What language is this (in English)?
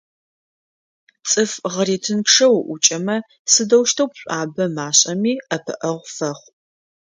Adyghe